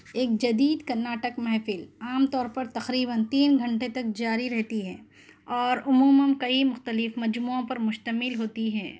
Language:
Urdu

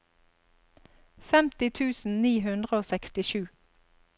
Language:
Norwegian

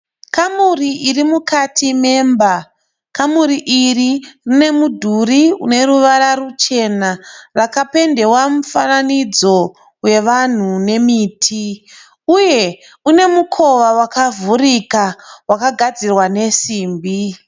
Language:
Shona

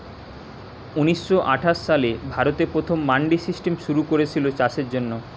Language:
Bangla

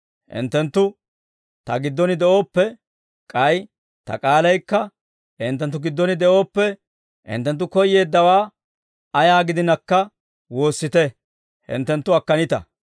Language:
Dawro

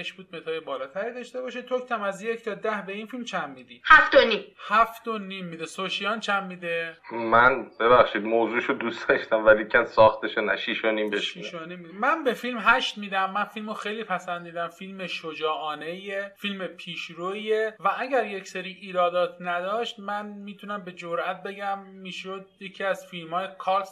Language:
Persian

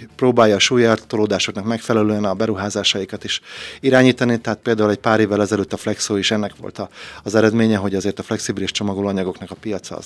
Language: Hungarian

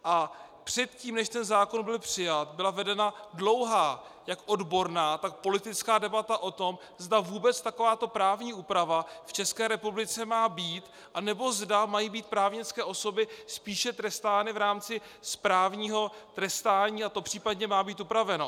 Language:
Czech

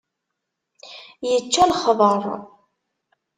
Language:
Kabyle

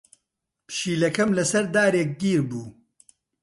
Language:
Central Kurdish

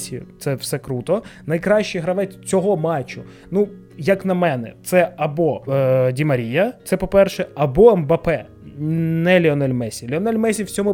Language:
Ukrainian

